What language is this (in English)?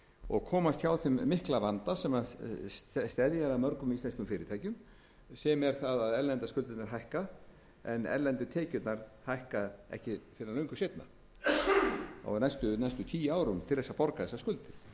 Icelandic